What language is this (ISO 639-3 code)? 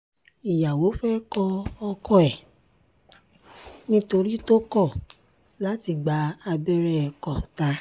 yor